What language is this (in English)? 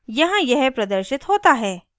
Hindi